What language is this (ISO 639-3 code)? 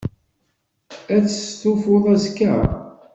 kab